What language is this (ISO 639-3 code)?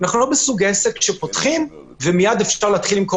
heb